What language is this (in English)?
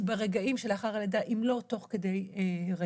Hebrew